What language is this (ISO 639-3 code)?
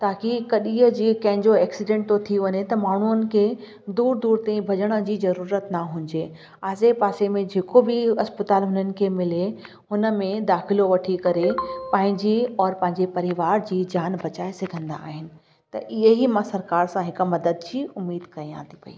snd